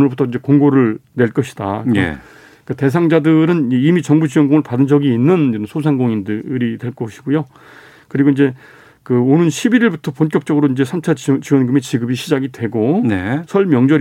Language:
Korean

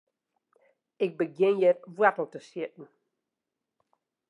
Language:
Western Frisian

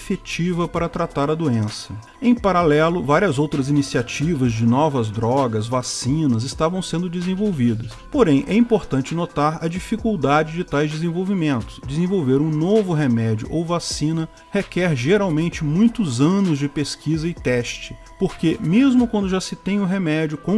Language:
Portuguese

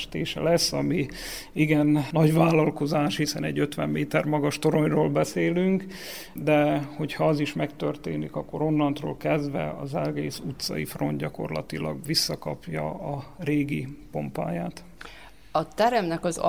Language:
Hungarian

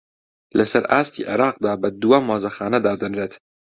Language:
Central Kurdish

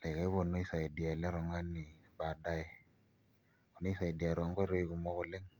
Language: Masai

